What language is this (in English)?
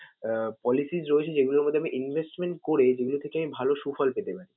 Bangla